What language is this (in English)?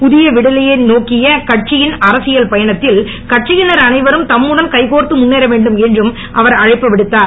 Tamil